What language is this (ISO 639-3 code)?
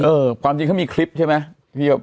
tha